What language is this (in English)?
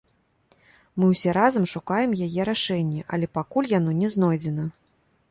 Belarusian